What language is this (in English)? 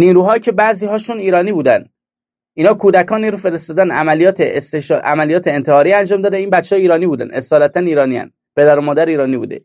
Persian